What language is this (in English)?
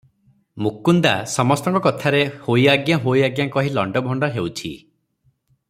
Odia